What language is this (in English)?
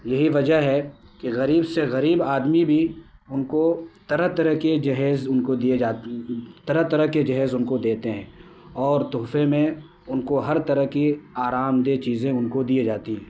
Urdu